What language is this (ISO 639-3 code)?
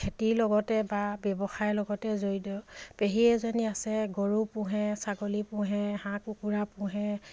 asm